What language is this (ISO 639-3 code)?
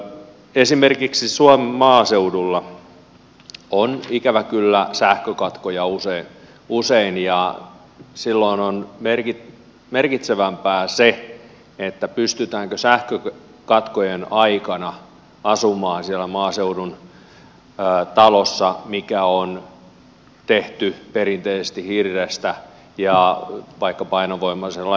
fin